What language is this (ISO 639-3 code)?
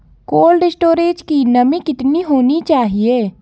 hin